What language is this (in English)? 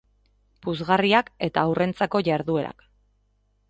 Basque